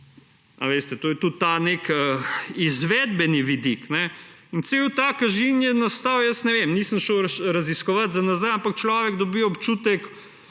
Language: Slovenian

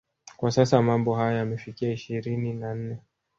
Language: Swahili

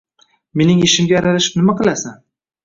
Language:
Uzbek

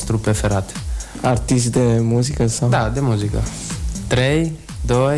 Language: Romanian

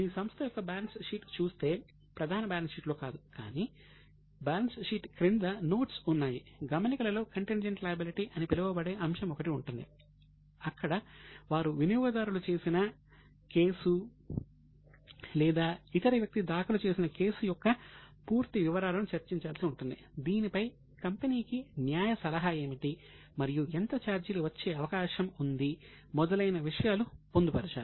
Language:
Telugu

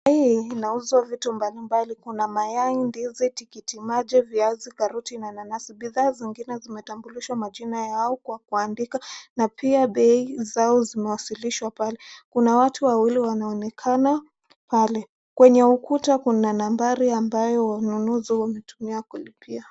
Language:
Swahili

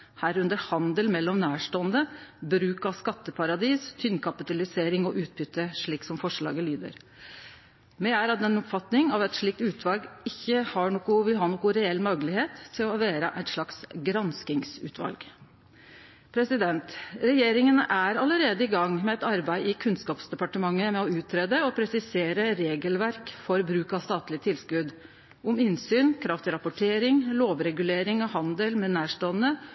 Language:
Norwegian Nynorsk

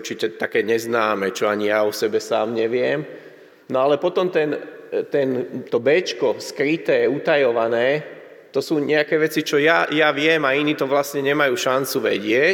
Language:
Slovak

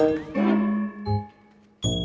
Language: Indonesian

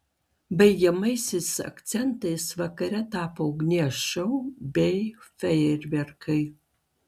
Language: Lithuanian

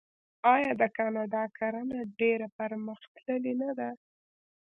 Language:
Pashto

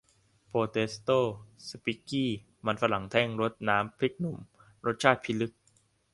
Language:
Thai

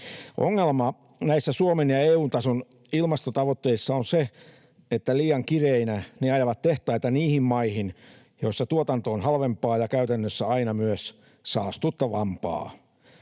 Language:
Finnish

